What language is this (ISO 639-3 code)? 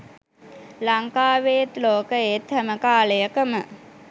sin